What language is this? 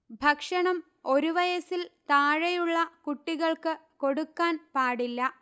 Malayalam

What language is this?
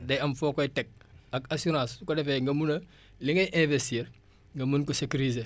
Wolof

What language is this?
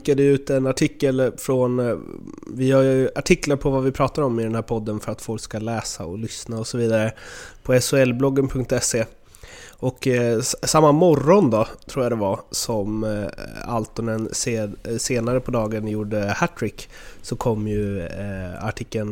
Swedish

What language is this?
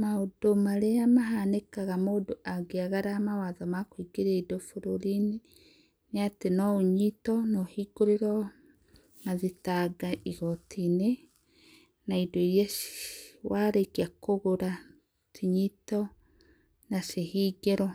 Kikuyu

